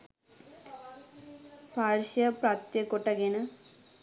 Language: Sinhala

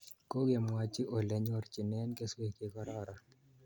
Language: Kalenjin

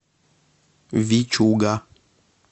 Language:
Russian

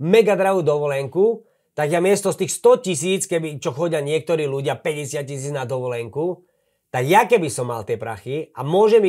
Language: Slovak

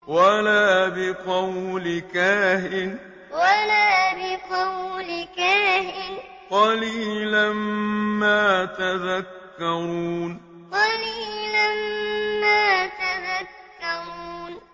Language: Arabic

